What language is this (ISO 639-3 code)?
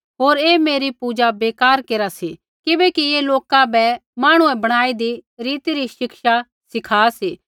kfx